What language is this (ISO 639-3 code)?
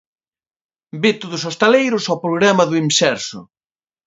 glg